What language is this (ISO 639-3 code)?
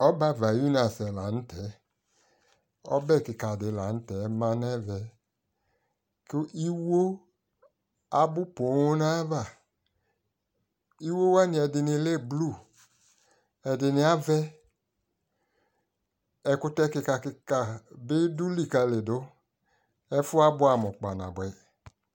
kpo